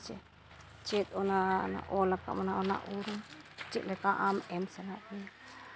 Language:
Santali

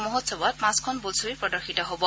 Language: Assamese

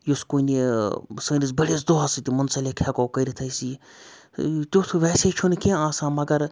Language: Kashmiri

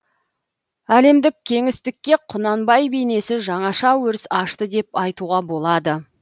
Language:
Kazakh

